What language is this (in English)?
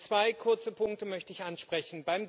German